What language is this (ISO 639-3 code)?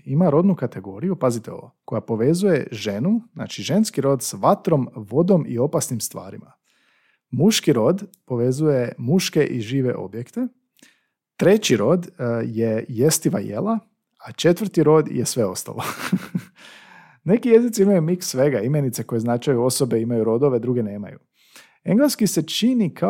hrv